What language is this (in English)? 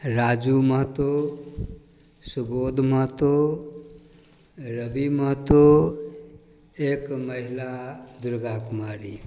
Maithili